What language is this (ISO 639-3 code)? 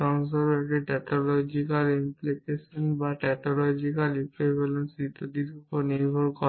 ben